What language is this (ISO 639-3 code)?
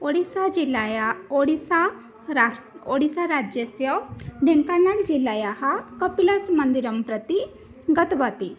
san